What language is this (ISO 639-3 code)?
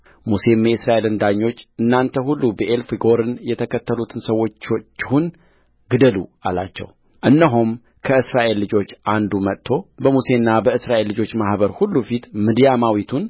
amh